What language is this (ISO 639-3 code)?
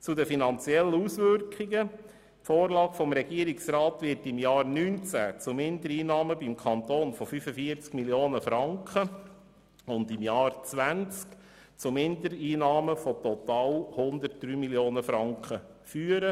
gsw